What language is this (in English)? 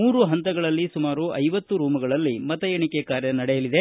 Kannada